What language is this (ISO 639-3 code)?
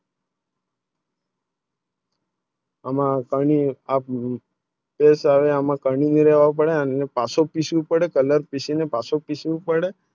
guj